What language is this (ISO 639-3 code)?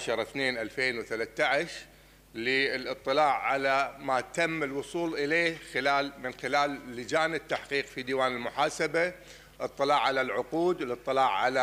ara